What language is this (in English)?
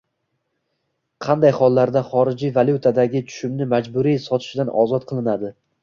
Uzbek